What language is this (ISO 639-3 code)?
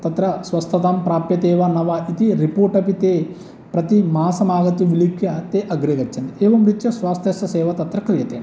san